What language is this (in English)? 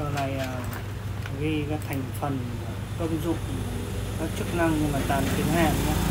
Vietnamese